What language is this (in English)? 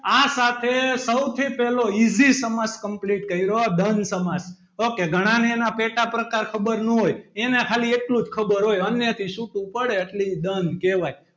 Gujarati